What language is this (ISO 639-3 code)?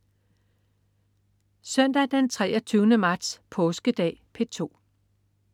dan